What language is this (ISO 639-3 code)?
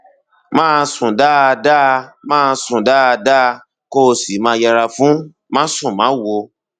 yor